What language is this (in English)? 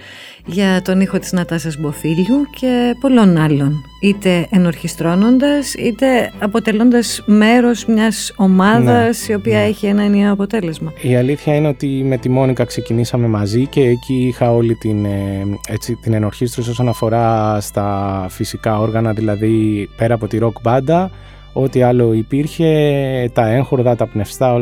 Greek